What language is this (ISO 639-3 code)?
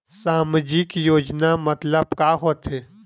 hne